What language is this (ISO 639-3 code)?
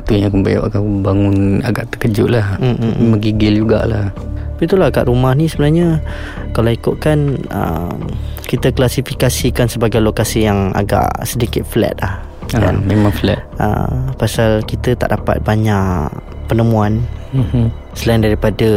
msa